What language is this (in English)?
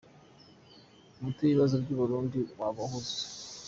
Kinyarwanda